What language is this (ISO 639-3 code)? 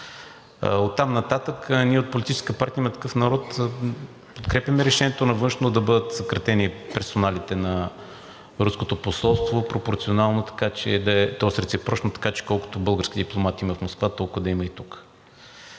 bul